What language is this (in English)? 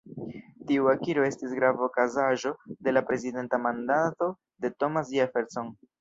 Esperanto